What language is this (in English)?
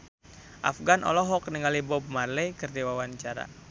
Sundanese